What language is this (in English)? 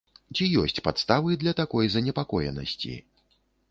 Belarusian